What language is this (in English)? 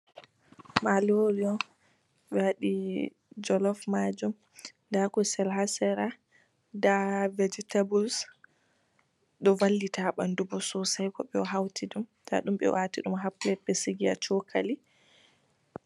Fula